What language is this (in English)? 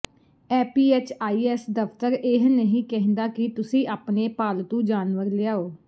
Punjabi